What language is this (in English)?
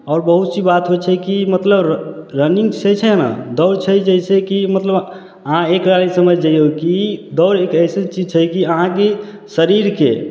Maithili